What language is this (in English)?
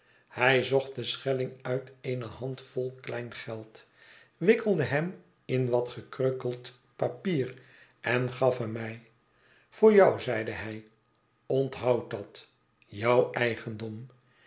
Dutch